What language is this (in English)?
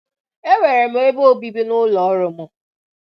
Igbo